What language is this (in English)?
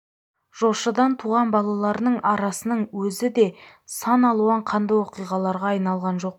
Kazakh